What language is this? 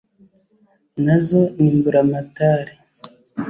Kinyarwanda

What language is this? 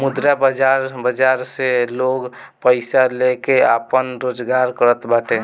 Bhojpuri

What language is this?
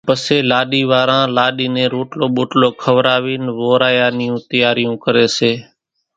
Kachi Koli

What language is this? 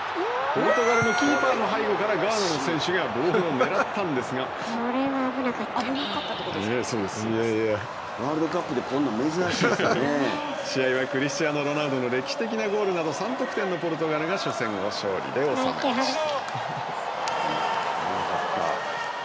Japanese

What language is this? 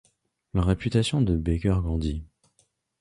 French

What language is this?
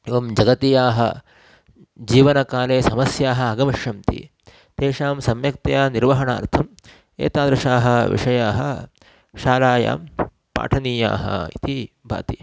Sanskrit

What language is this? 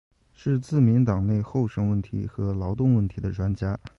Chinese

